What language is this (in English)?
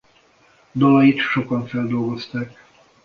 Hungarian